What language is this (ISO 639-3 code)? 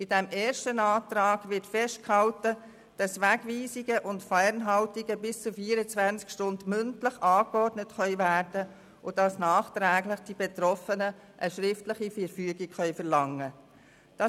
gsw